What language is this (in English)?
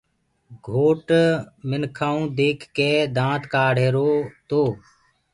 Gurgula